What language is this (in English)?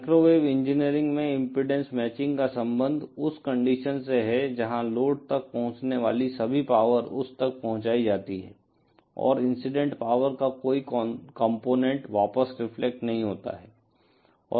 Hindi